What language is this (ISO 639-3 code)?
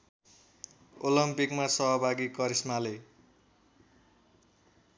nep